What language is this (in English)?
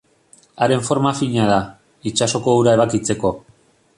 Basque